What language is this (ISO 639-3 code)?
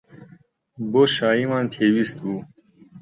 ckb